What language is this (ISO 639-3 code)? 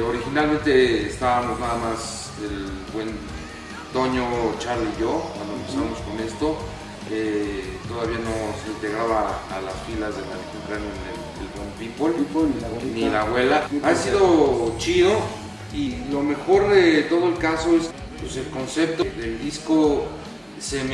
spa